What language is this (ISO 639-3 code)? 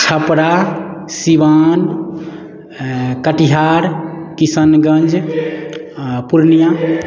mai